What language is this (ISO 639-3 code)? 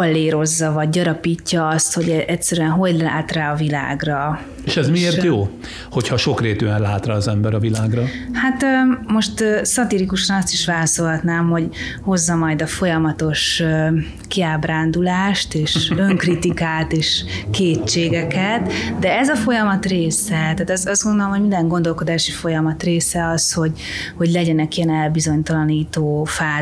hun